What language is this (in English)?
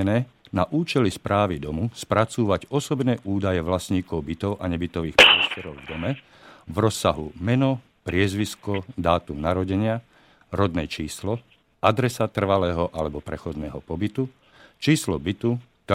Slovak